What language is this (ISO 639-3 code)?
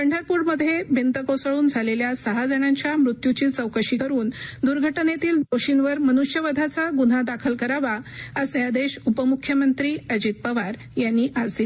mar